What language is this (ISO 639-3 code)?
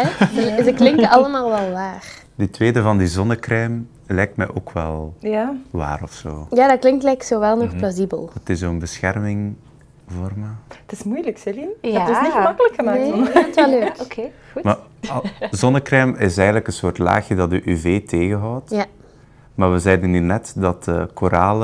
nld